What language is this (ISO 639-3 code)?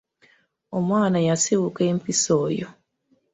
lug